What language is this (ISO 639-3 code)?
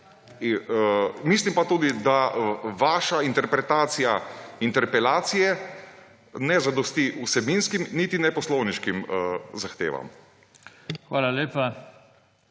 slv